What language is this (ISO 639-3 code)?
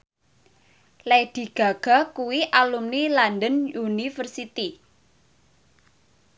jav